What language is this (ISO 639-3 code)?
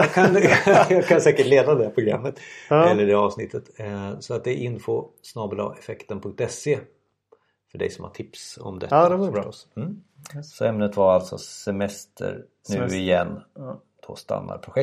swe